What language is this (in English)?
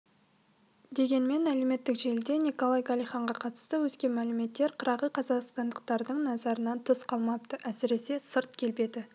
Kazakh